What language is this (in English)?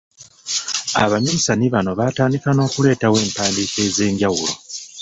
Ganda